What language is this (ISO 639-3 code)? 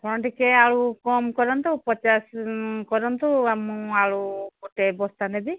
ori